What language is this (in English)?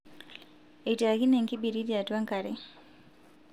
Masai